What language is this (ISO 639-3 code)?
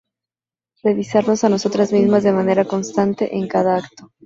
spa